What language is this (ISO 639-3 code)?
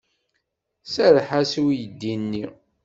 kab